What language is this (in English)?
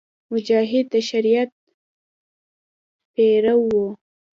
Pashto